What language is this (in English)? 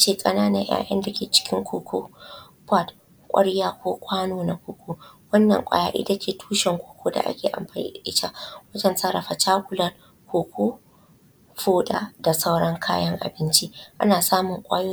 Hausa